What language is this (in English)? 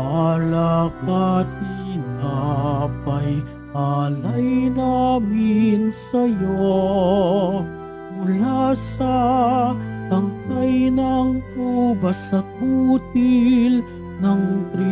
Filipino